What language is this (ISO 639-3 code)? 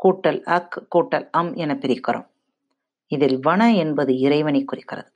tam